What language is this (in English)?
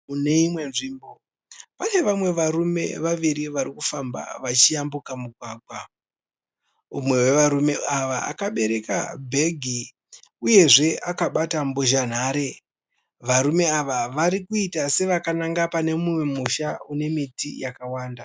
Shona